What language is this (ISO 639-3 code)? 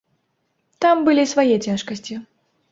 bel